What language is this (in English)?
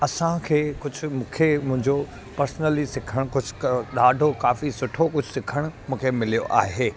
Sindhi